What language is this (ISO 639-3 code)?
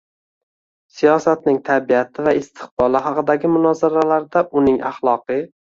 uzb